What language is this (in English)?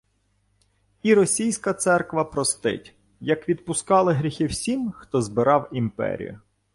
Ukrainian